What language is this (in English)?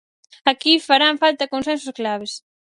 Galician